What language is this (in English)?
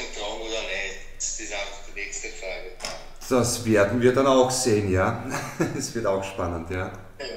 German